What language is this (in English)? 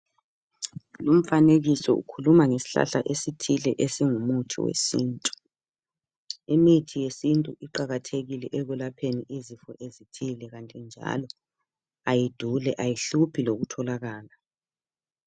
North Ndebele